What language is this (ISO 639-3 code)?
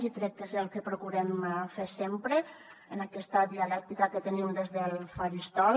cat